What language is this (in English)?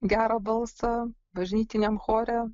Lithuanian